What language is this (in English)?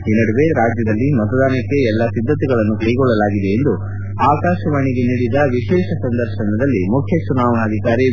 Kannada